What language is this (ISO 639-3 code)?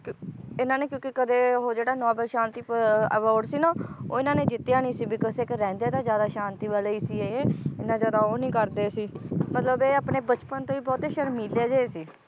pan